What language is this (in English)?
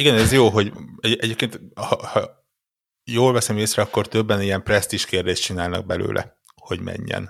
Hungarian